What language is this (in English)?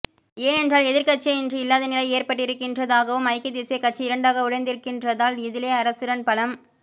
Tamil